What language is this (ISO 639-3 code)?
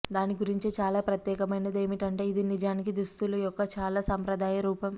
tel